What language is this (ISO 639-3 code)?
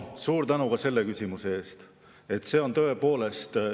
est